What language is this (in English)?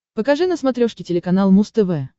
Russian